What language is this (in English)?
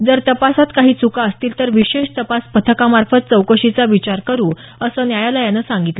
Marathi